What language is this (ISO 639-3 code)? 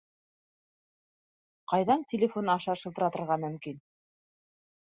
bak